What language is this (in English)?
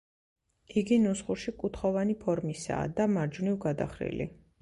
Georgian